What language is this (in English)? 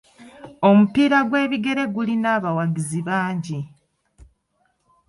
Ganda